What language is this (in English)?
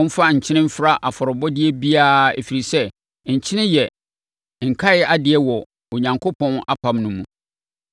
Akan